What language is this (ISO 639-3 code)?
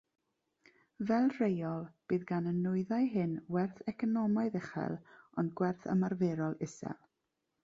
cym